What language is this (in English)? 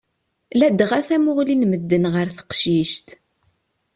Kabyle